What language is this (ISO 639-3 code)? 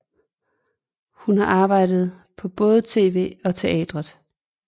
dan